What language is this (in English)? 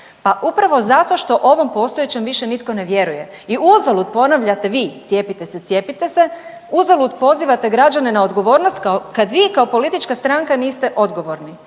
Croatian